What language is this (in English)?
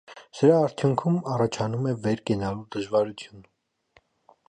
Armenian